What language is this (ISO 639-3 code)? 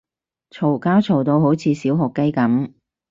yue